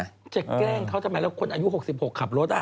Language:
Thai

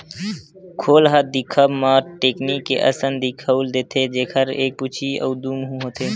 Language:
Chhattisgarhi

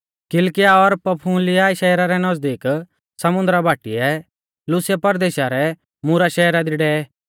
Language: Mahasu Pahari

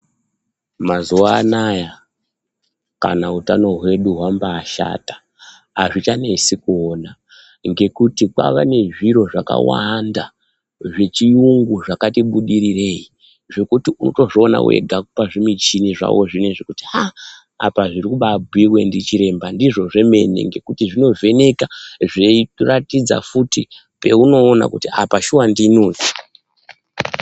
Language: Ndau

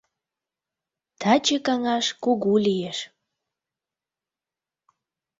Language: Mari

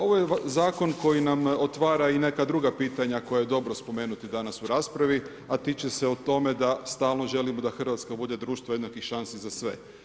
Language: Croatian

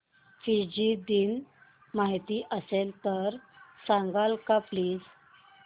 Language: Marathi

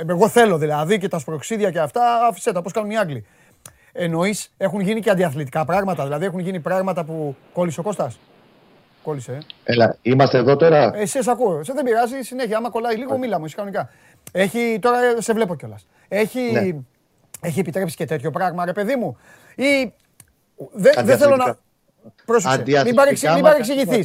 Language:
Greek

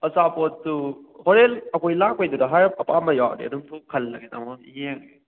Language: Manipuri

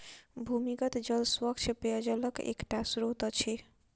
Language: Maithili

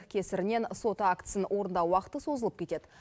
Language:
Kazakh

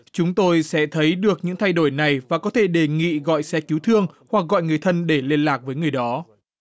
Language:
Vietnamese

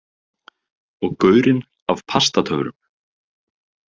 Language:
Icelandic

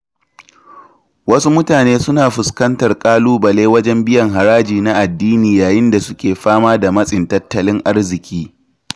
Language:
Hausa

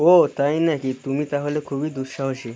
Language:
Bangla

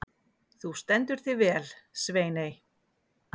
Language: Icelandic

